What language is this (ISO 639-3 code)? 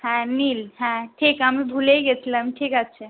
ben